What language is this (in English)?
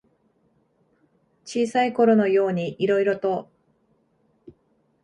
Japanese